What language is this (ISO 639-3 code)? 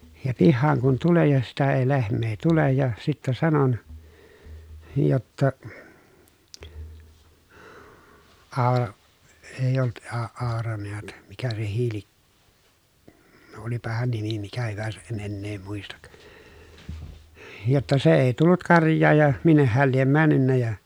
fin